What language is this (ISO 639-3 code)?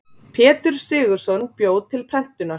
isl